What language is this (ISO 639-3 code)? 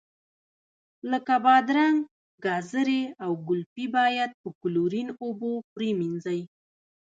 pus